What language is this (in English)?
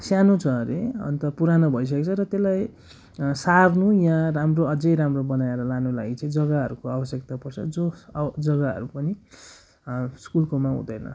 Nepali